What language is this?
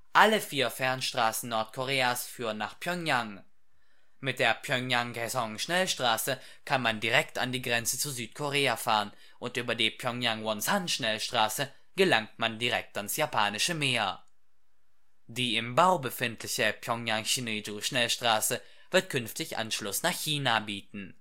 German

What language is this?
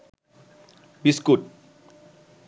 Bangla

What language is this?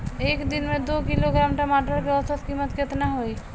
Bhojpuri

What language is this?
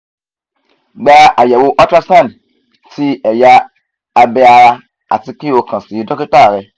Yoruba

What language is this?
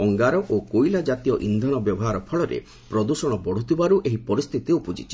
Odia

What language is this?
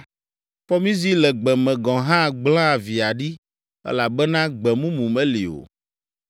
Ewe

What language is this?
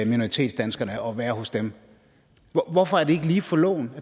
Danish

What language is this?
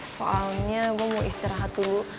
Indonesian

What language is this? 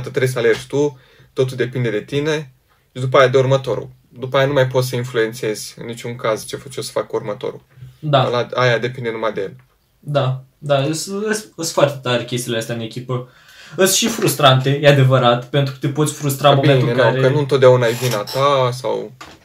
Romanian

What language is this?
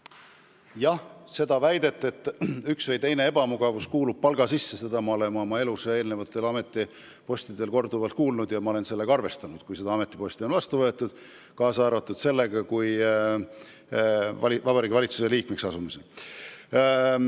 Estonian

